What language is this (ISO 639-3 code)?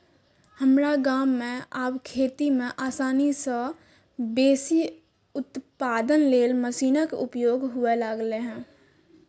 mai